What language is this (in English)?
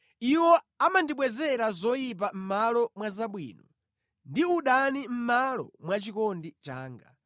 Nyanja